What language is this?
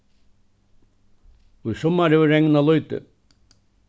Faroese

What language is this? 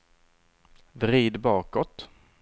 Swedish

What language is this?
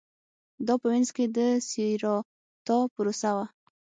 Pashto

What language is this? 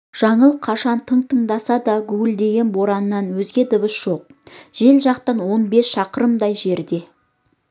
Kazakh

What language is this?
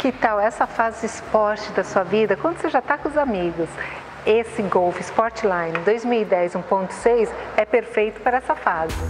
Portuguese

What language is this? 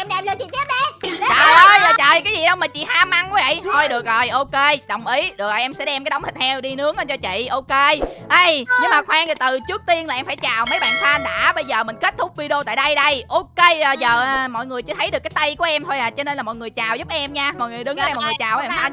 Vietnamese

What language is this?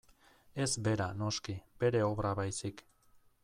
Basque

